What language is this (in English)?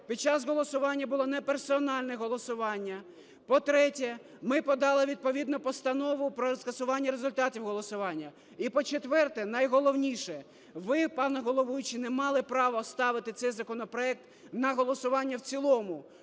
Ukrainian